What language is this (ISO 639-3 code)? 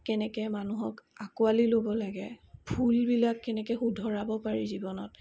asm